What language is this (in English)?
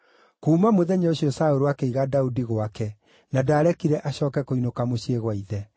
Kikuyu